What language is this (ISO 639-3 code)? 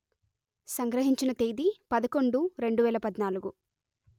tel